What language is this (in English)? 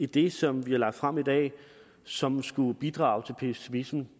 Danish